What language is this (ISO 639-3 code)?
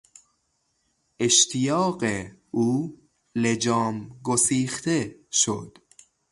fas